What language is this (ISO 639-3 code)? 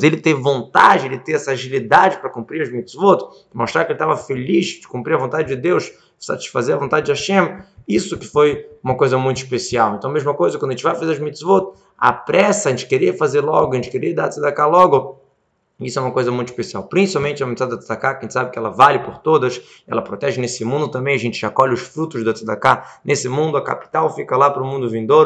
por